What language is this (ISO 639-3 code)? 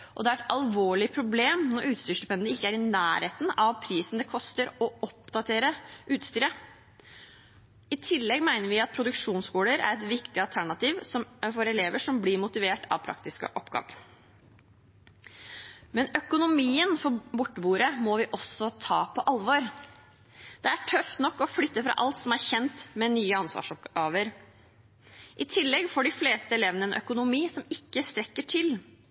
nob